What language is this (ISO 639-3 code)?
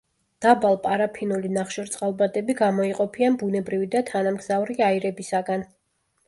kat